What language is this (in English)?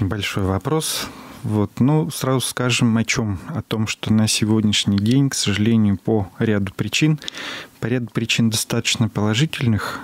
Russian